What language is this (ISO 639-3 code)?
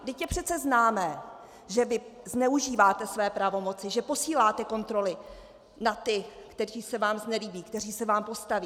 ces